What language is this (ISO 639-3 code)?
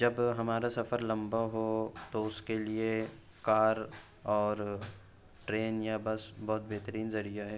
urd